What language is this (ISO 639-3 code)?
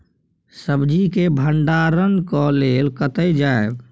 mai